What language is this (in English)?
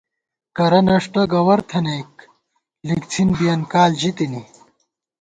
Gawar-Bati